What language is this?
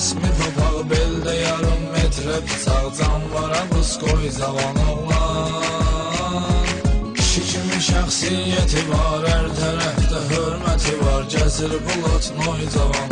Turkish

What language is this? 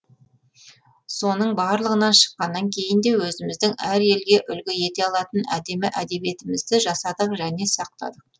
Kazakh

